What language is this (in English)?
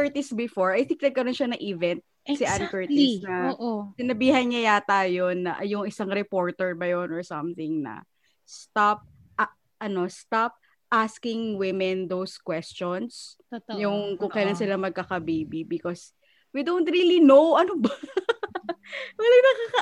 Filipino